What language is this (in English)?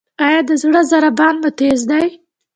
Pashto